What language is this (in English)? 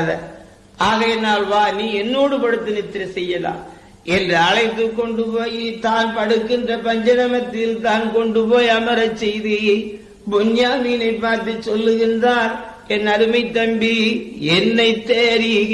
Tamil